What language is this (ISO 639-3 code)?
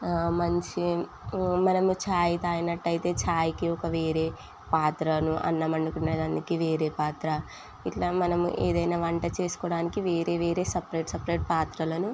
tel